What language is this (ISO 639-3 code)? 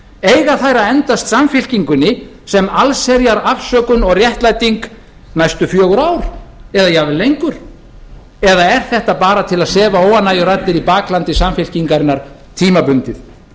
isl